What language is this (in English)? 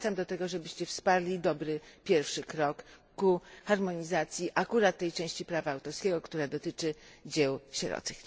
Polish